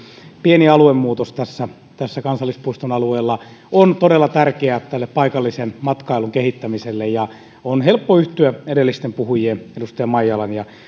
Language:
Finnish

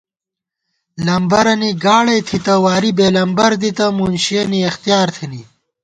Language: Gawar-Bati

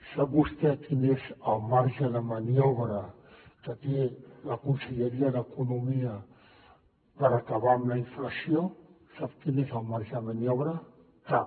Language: Catalan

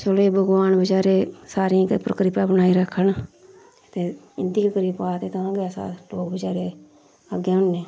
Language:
Dogri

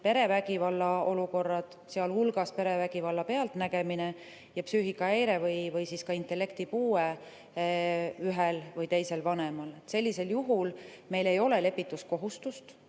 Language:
Estonian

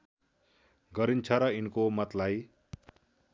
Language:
Nepali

